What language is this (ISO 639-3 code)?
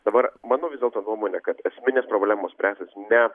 lit